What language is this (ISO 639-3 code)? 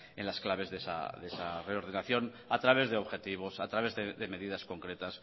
spa